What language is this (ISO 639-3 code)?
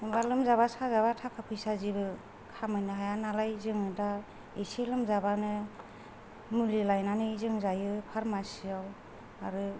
brx